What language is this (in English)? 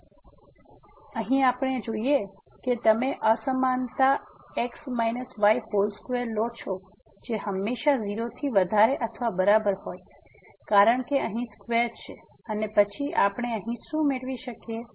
Gujarati